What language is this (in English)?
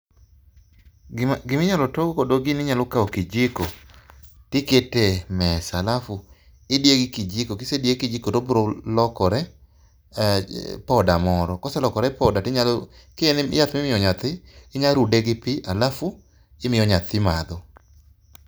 Luo (Kenya and Tanzania)